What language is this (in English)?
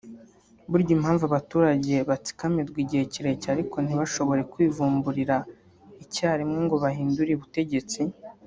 Kinyarwanda